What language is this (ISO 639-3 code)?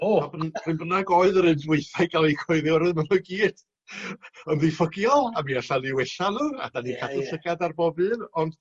cym